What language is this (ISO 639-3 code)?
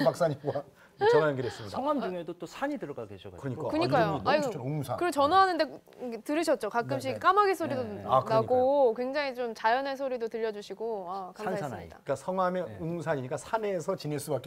kor